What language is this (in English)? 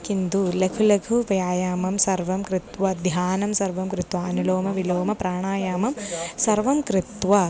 Sanskrit